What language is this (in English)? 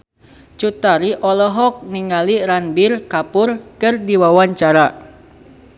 Sundanese